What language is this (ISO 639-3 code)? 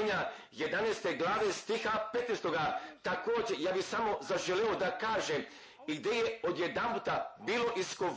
hrv